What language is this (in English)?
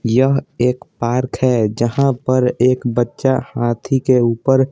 Hindi